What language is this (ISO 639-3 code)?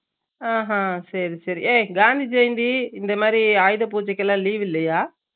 tam